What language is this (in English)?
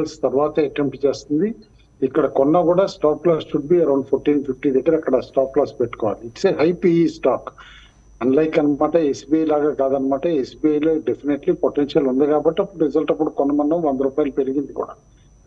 Telugu